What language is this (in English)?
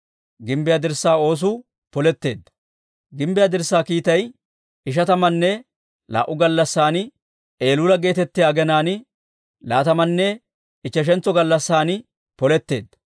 Dawro